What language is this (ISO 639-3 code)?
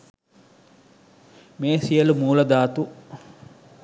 sin